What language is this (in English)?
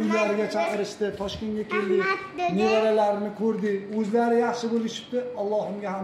Turkish